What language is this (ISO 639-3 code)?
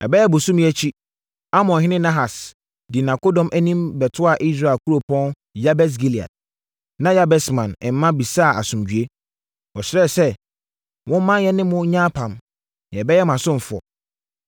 aka